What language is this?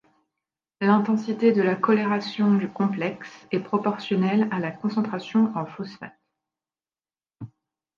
French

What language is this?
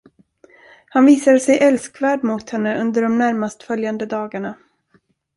Swedish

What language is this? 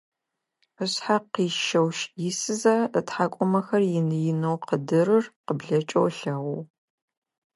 Adyghe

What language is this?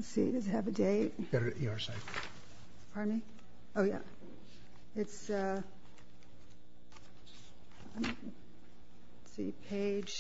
English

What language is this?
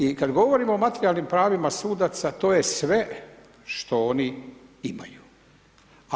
Croatian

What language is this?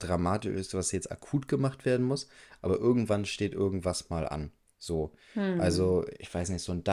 German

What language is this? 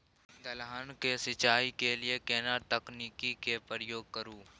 Maithili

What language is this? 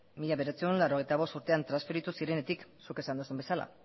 Basque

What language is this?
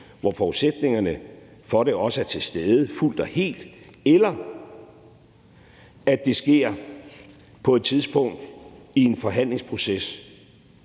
Danish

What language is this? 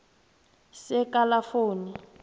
South Ndebele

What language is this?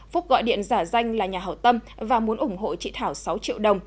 Vietnamese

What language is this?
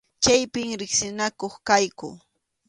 Arequipa-La Unión Quechua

